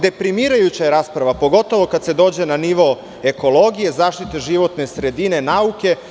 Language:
Serbian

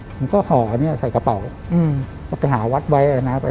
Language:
Thai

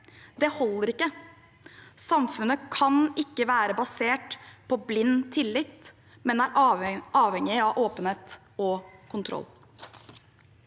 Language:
Norwegian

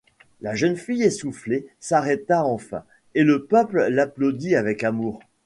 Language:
French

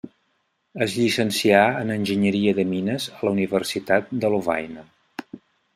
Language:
Catalan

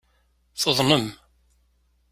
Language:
Kabyle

